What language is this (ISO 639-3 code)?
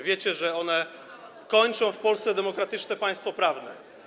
pol